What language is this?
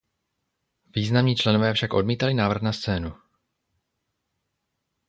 Czech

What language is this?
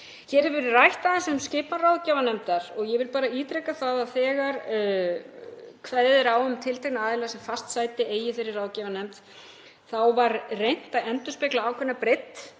Icelandic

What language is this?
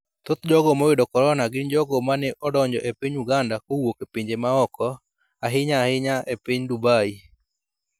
Luo (Kenya and Tanzania)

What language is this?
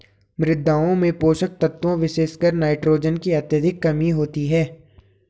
Hindi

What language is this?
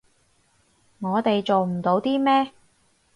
Cantonese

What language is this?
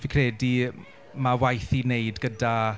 Welsh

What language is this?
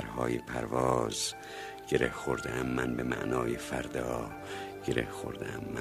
Persian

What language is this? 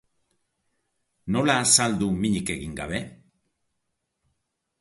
Basque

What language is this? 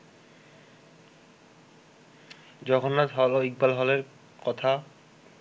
Bangla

